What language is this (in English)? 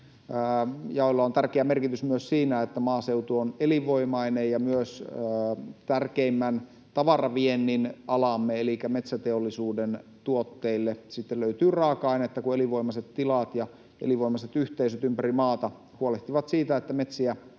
Finnish